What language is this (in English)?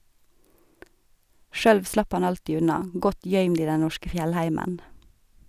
Norwegian